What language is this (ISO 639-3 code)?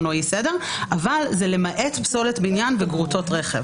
heb